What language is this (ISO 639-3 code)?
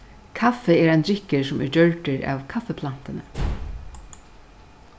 fao